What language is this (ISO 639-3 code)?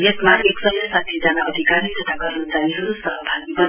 nep